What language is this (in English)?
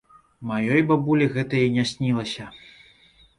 Belarusian